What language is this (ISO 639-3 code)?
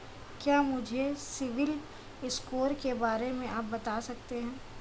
hin